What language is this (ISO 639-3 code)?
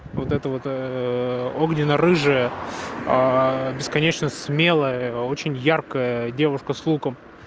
rus